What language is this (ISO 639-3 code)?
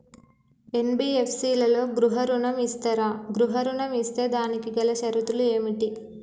tel